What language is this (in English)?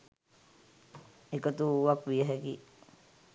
Sinhala